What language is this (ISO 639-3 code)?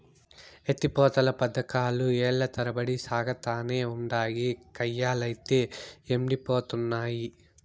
tel